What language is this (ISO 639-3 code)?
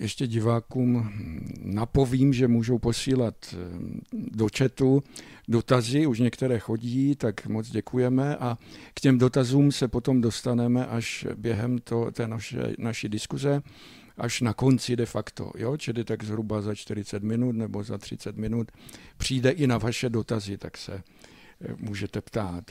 ces